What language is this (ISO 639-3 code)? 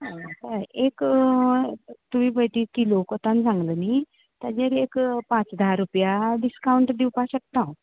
kok